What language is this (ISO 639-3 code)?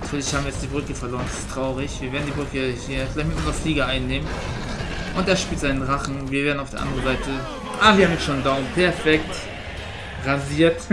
deu